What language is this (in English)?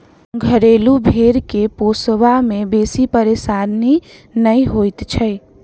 Maithili